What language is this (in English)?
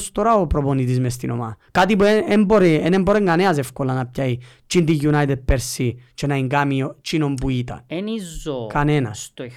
Greek